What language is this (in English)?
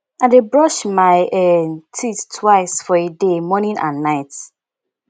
Nigerian Pidgin